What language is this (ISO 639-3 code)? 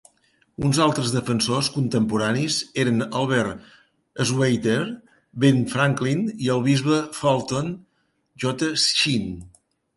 cat